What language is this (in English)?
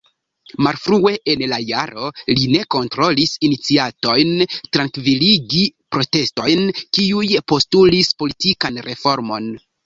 Esperanto